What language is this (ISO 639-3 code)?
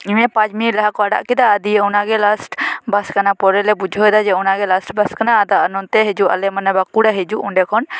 sat